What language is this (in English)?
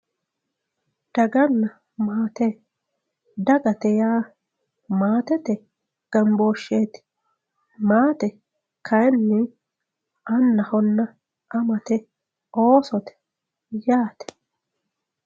Sidamo